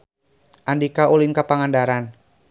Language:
Sundanese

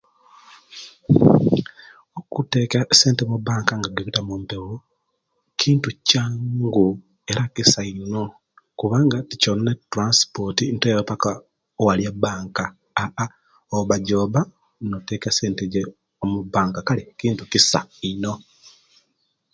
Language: Kenyi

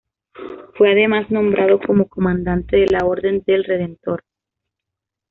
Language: Spanish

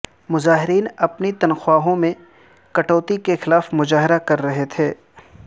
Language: Urdu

